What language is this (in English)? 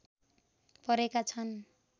Nepali